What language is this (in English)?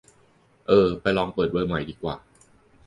Thai